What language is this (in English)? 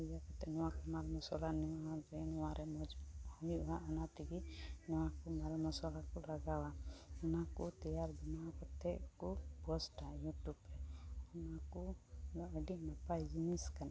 Santali